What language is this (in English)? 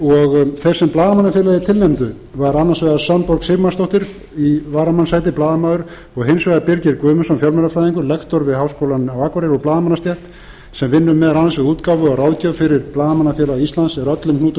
Icelandic